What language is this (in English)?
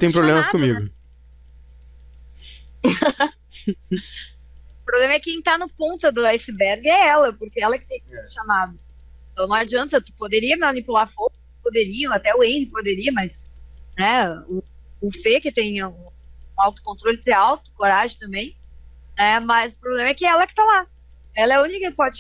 Portuguese